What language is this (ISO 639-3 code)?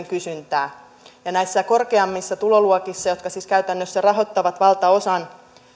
fin